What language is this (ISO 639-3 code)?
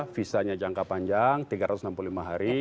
ind